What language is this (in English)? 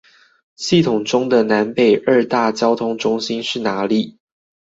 Chinese